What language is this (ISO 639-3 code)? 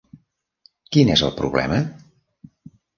cat